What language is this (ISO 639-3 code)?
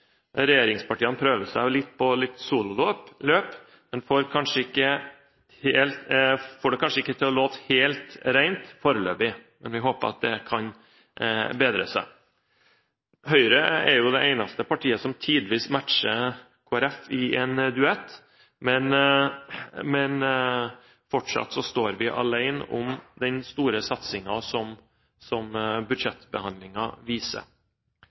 nob